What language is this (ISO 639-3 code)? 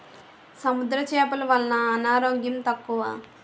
tel